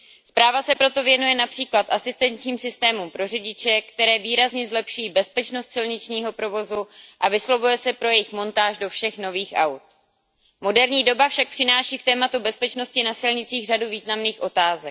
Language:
Czech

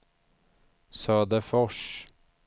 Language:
Swedish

